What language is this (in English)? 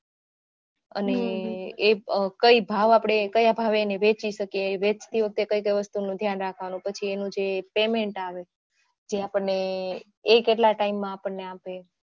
Gujarati